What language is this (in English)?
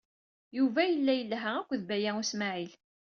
Kabyle